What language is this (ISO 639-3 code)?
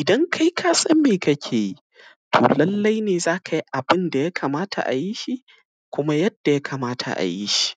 hau